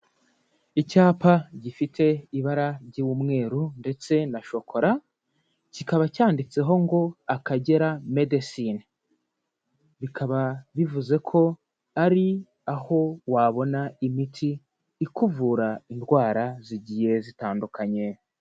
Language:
Kinyarwanda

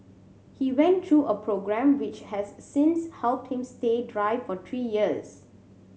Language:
English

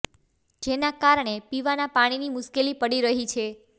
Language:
Gujarati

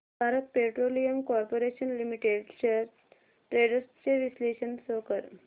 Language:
Marathi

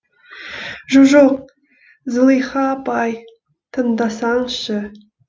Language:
Kazakh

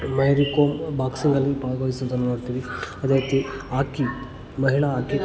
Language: Kannada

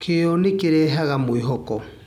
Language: Kikuyu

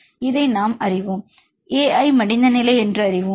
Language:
Tamil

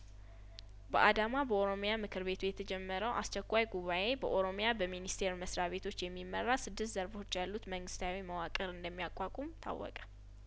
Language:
Amharic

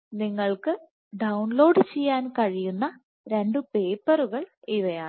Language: Malayalam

